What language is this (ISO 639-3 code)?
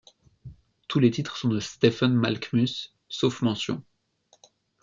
fra